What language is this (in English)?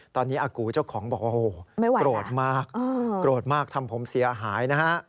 Thai